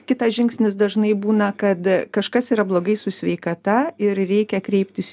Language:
Lithuanian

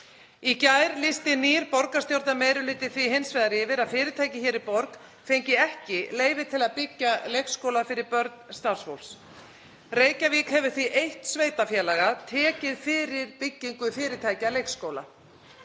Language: Icelandic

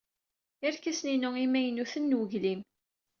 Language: Kabyle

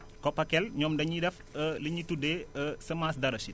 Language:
Wolof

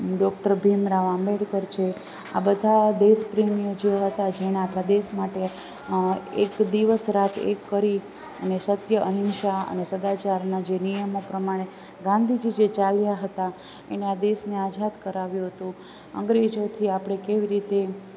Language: Gujarati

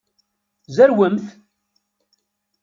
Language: Kabyle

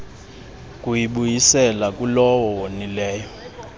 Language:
Xhosa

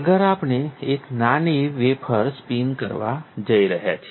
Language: Gujarati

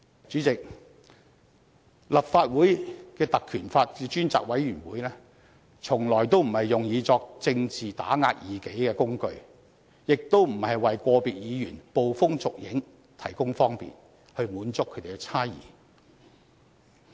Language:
Cantonese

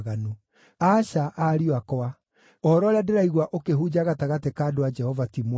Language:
Kikuyu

